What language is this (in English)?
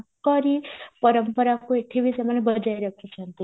Odia